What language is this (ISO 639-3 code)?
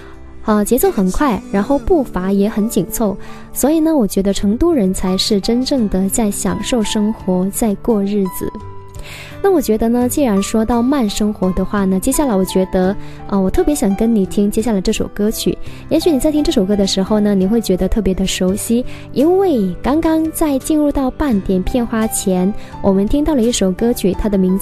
zho